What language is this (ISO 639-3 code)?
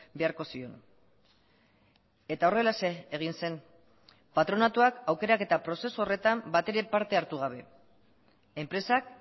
eus